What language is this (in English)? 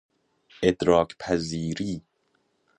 Persian